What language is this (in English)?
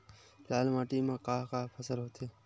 Chhattisgarhi